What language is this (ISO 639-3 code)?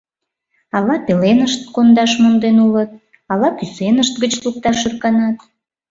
chm